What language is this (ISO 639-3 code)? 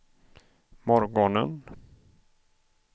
swe